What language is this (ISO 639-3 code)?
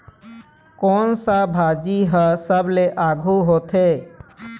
hne